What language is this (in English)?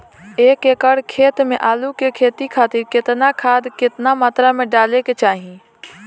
Bhojpuri